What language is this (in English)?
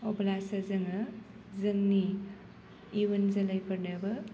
Bodo